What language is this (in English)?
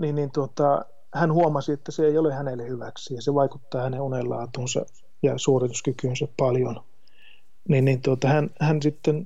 Finnish